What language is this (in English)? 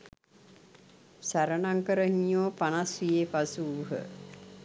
Sinhala